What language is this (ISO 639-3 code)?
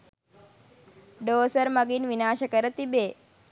sin